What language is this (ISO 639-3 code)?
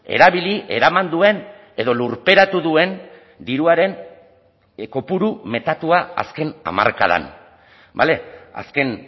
eus